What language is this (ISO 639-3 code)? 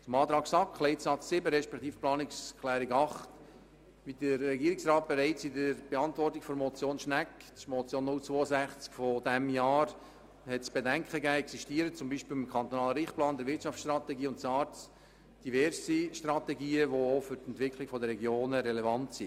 gsw